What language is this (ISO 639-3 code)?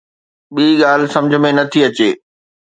snd